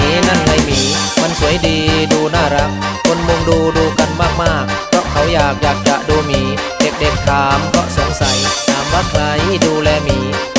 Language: Thai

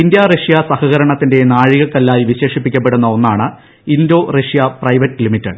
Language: Malayalam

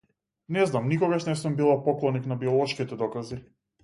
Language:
Macedonian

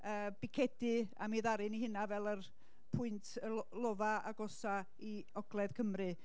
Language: Welsh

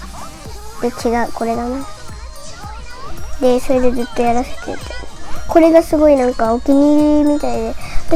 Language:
Japanese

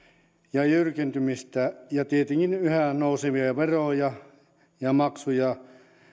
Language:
Finnish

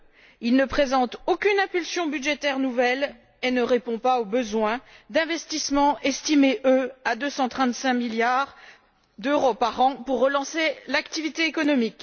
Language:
French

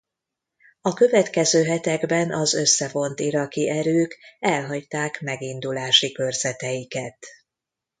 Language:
Hungarian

